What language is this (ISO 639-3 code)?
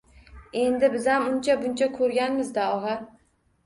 uzb